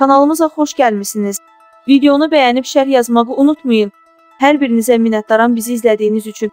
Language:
Turkish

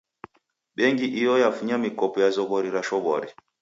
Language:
Taita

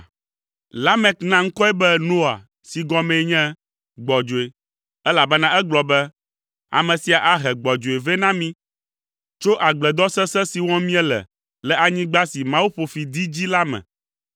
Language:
Ewe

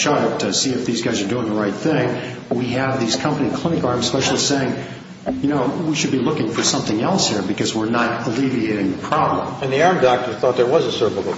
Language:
English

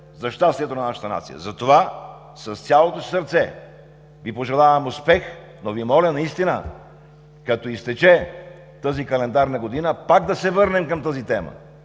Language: Bulgarian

